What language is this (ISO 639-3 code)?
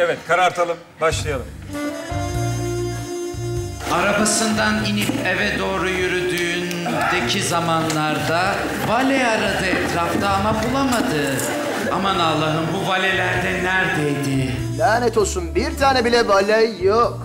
tur